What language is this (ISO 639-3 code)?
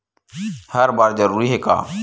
hne